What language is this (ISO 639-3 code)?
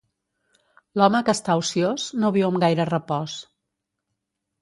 cat